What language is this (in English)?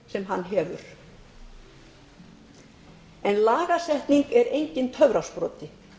Icelandic